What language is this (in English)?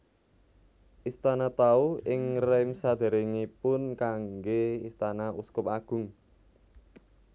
Javanese